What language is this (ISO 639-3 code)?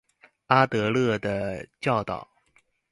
zho